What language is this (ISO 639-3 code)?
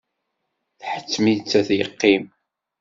kab